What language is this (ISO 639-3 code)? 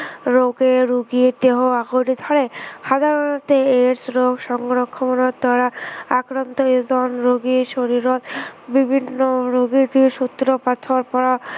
asm